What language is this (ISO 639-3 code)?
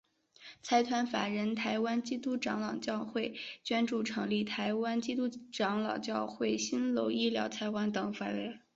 zho